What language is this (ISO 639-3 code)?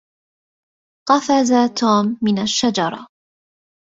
ara